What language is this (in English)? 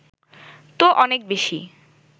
Bangla